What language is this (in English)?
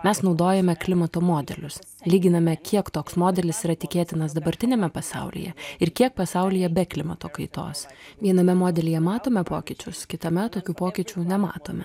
Lithuanian